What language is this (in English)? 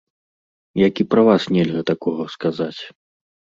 Belarusian